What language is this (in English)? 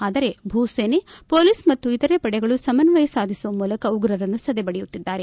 Kannada